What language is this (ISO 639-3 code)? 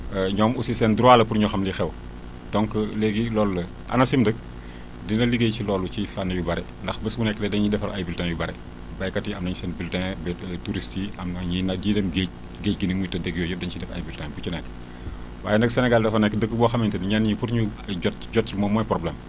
wol